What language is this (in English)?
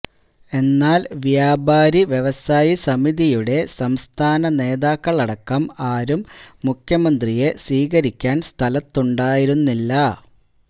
Malayalam